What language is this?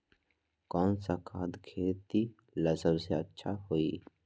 Magahi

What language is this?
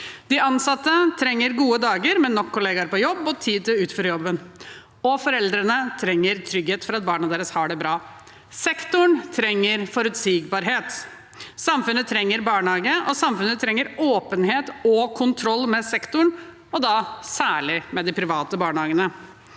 Norwegian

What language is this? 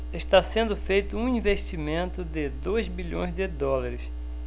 Portuguese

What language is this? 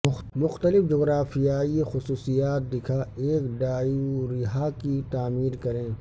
Urdu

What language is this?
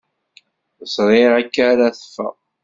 Kabyle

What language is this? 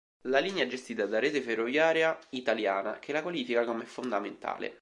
Italian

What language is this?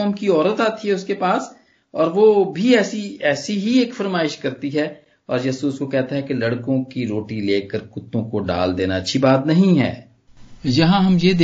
Punjabi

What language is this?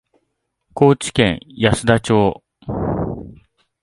Japanese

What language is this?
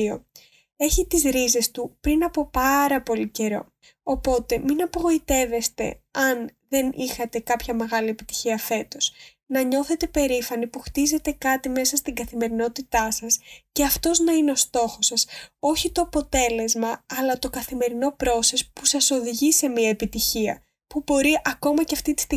Greek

